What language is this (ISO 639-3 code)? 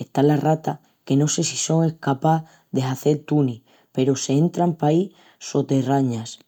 ext